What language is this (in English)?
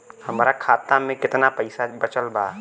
Bhojpuri